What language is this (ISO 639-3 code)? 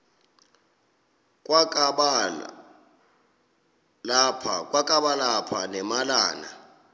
xho